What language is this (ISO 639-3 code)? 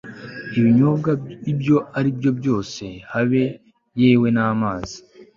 kin